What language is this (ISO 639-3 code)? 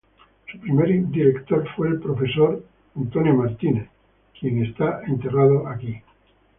spa